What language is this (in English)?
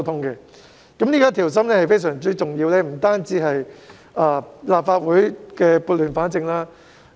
Cantonese